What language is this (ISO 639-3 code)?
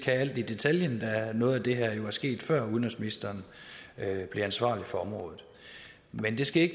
dan